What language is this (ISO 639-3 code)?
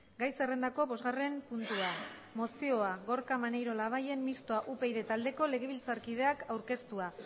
eus